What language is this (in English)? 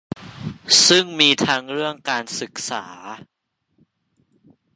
Thai